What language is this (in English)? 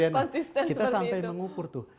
Indonesian